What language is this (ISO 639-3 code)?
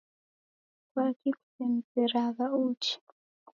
dav